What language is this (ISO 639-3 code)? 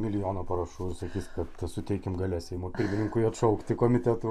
lit